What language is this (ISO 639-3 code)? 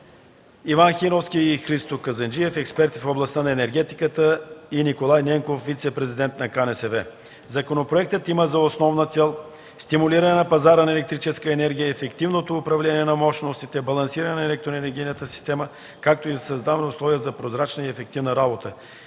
bul